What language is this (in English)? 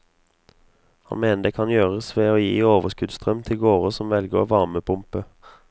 Norwegian